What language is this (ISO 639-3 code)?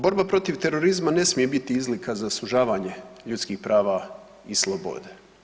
hrv